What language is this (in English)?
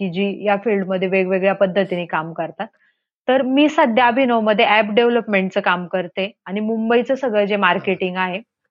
Marathi